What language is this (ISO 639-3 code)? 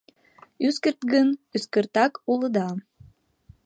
chm